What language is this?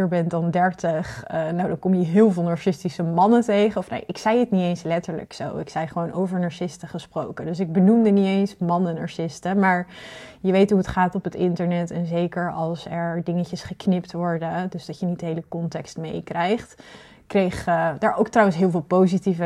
Dutch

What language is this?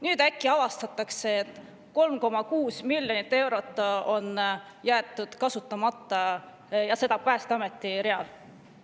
Estonian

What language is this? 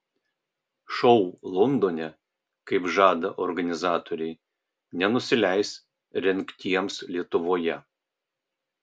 Lithuanian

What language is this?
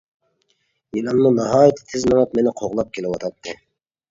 Uyghur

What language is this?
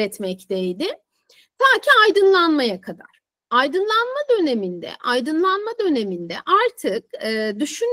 Turkish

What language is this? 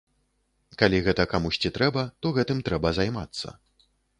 Belarusian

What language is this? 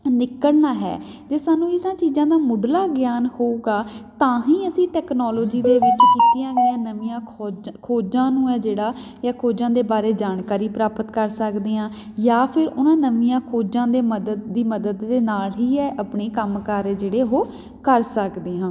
Punjabi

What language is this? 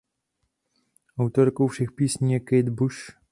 Czech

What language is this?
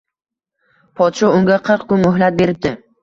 Uzbek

